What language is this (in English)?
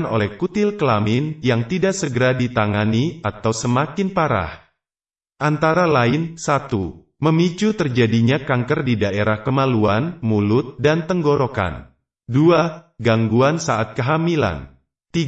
Indonesian